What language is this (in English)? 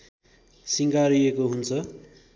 Nepali